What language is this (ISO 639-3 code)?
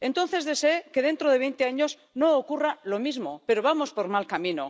spa